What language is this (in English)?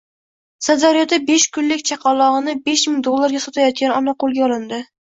Uzbek